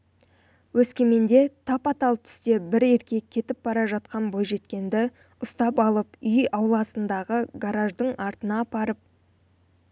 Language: Kazakh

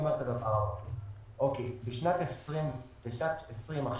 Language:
Hebrew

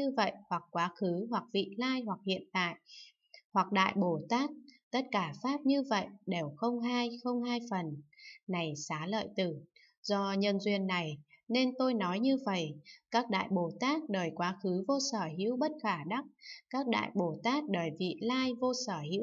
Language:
Vietnamese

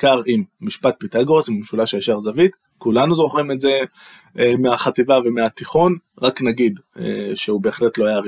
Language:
Hebrew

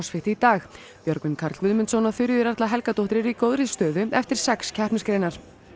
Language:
Icelandic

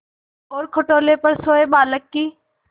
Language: Hindi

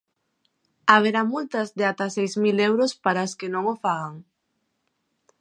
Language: Galician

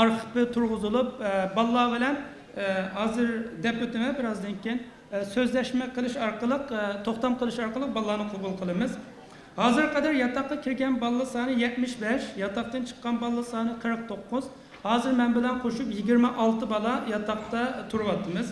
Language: Turkish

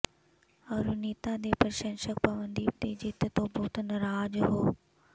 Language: Punjabi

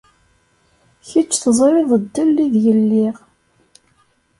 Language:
Kabyle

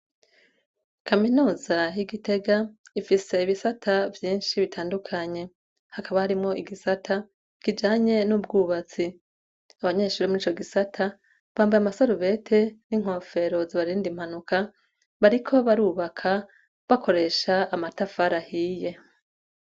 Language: Rundi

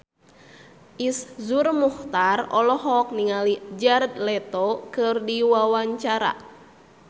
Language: Sundanese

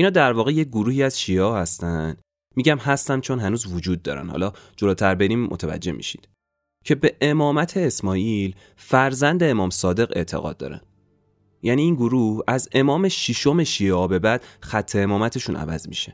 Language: Persian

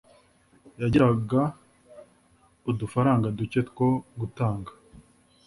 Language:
Kinyarwanda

